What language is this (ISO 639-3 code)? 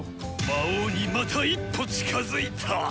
jpn